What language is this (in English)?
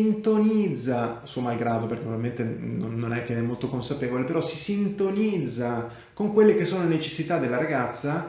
Italian